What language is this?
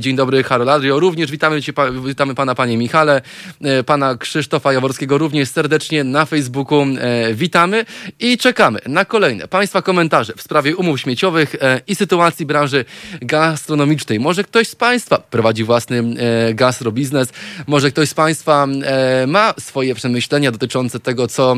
Polish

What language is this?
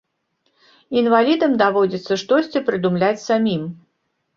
Belarusian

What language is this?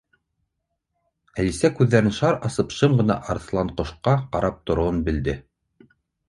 Bashkir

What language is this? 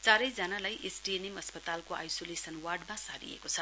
Nepali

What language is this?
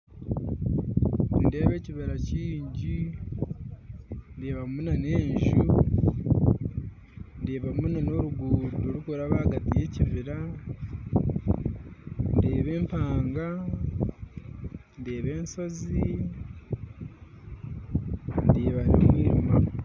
Nyankole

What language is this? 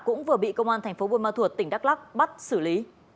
Vietnamese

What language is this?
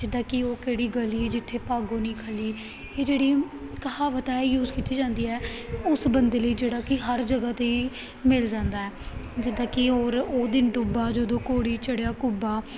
Punjabi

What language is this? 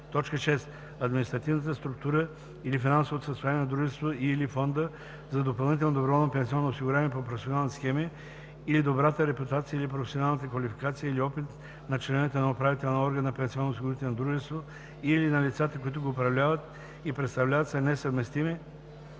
Bulgarian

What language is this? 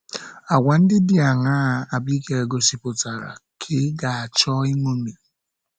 Igbo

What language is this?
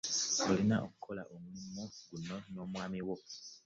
Ganda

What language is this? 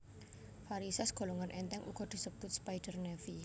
Javanese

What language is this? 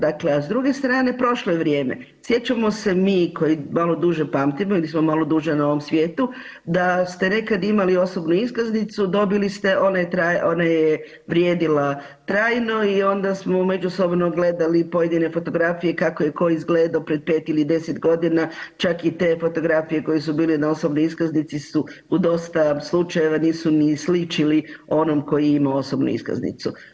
Croatian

